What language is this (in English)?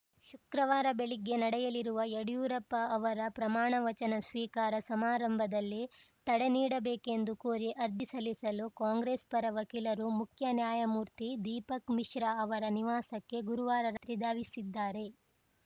Kannada